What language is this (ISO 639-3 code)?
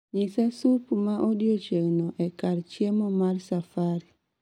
luo